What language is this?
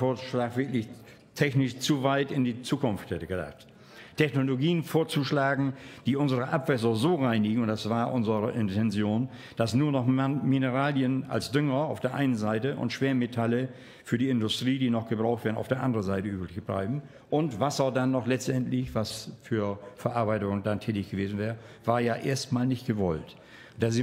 German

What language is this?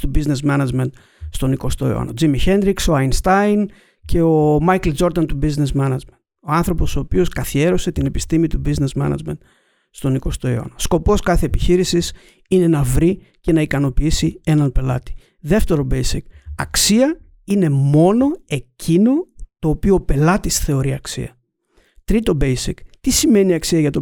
Greek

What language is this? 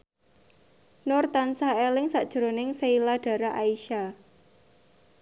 Javanese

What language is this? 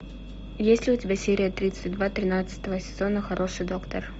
Russian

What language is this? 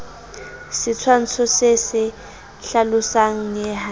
Southern Sotho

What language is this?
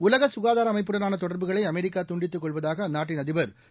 Tamil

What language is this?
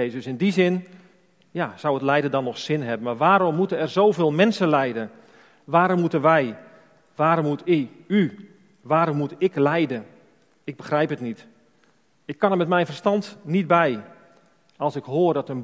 Dutch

